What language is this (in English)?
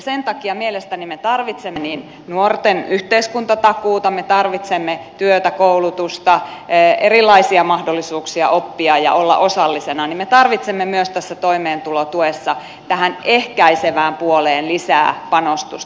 Finnish